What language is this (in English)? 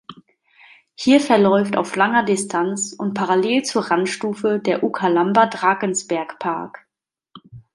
German